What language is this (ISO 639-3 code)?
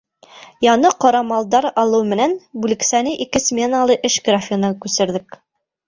bak